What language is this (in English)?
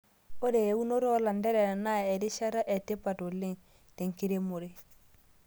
Masai